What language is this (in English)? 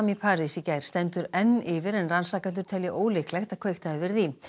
Icelandic